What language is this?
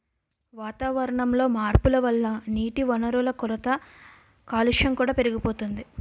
Telugu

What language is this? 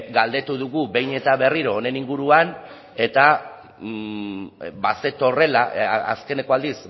Basque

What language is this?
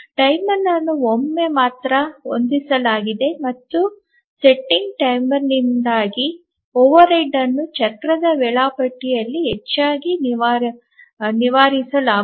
Kannada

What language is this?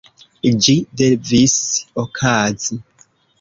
Esperanto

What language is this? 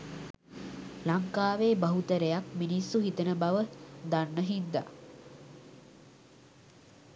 Sinhala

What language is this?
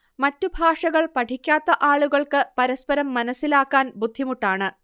Malayalam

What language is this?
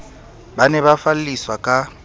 Southern Sotho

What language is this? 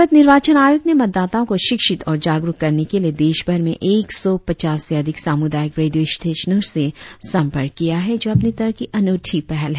Hindi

